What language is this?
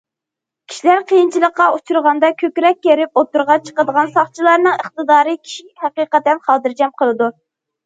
Uyghur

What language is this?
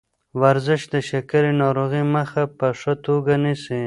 Pashto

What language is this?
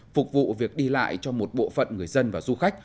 Vietnamese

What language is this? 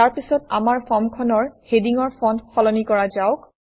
Assamese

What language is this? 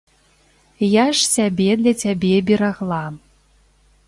Belarusian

